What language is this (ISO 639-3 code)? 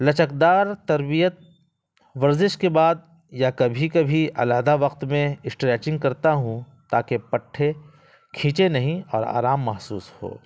urd